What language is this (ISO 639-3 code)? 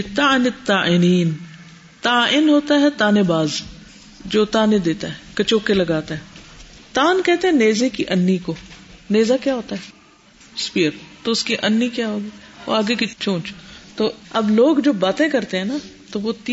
urd